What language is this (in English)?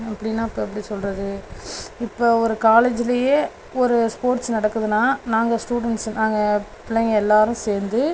Tamil